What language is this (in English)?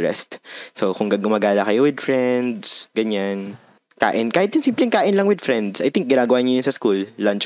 Filipino